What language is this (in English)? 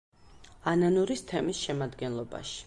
Georgian